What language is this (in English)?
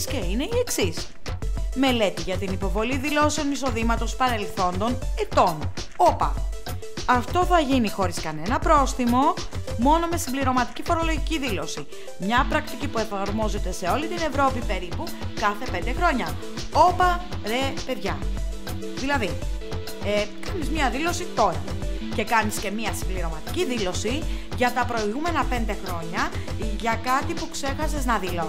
Greek